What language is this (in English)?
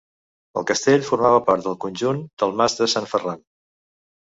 Catalan